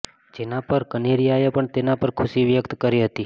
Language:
Gujarati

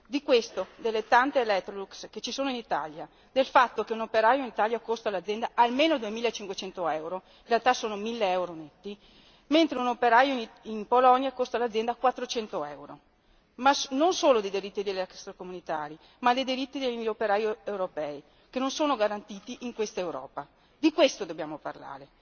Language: Italian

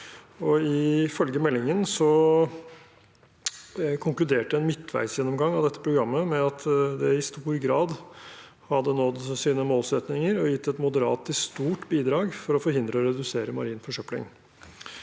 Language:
Norwegian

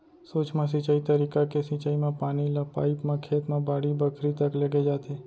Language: Chhattisgarhi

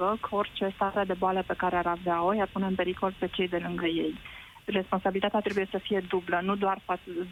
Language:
Romanian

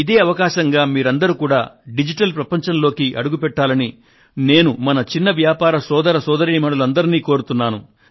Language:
Telugu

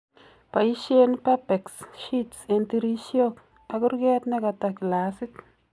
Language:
Kalenjin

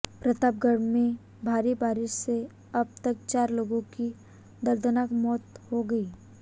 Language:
Hindi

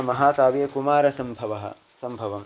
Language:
Sanskrit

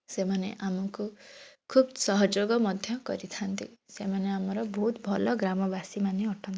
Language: Odia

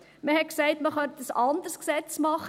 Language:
Swiss German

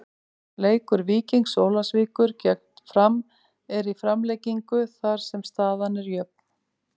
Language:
Icelandic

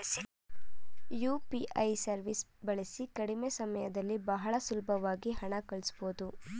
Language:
Kannada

